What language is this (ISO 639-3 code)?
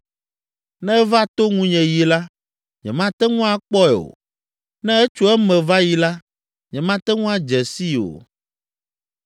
ewe